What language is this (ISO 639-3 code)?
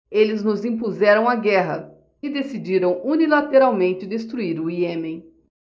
por